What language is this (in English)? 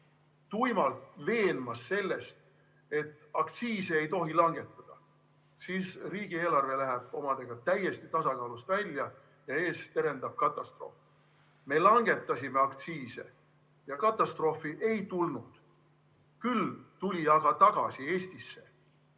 Estonian